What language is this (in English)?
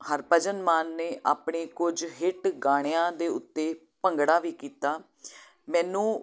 Punjabi